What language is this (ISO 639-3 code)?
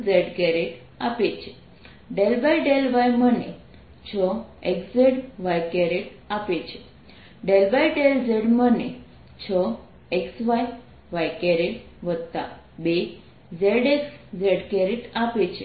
guj